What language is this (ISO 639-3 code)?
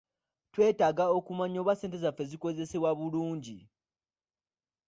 lug